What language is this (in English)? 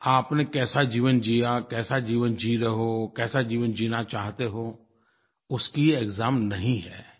Hindi